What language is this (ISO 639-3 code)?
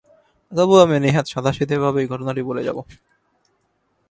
ben